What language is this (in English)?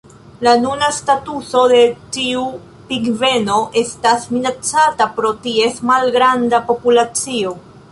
Esperanto